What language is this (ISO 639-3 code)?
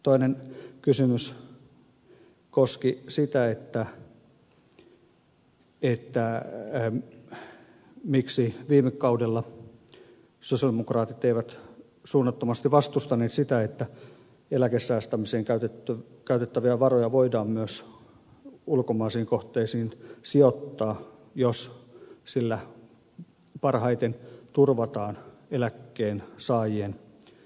fin